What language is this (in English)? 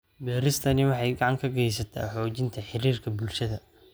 Somali